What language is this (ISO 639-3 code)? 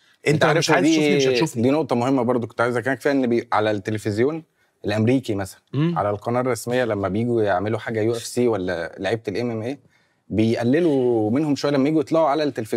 ara